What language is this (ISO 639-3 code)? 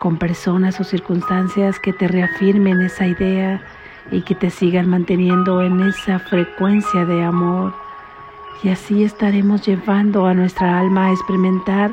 spa